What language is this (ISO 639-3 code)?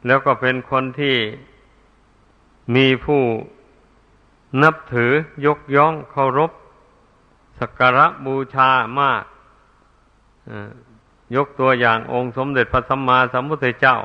tha